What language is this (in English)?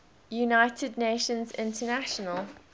English